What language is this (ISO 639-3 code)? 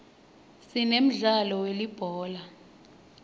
ssw